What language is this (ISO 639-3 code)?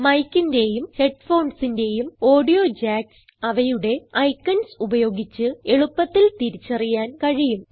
mal